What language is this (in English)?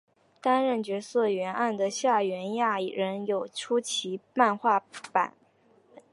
Chinese